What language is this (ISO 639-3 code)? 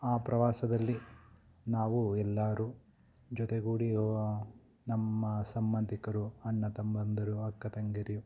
kan